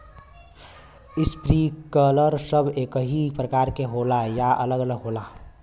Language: Bhojpuri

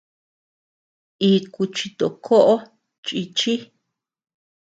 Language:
Tepeuxila Cuicatec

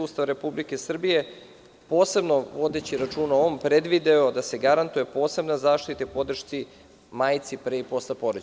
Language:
Serbian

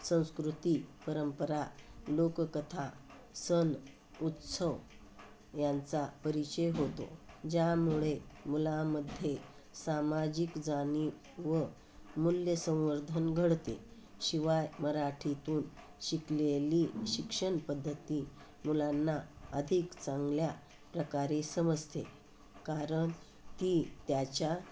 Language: Marathi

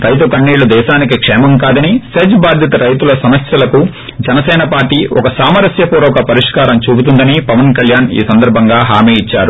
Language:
Telugu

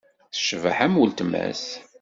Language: Kabyle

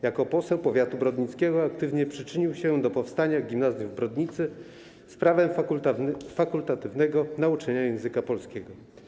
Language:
Polish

